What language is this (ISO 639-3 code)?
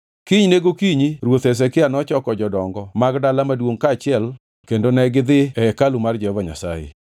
luo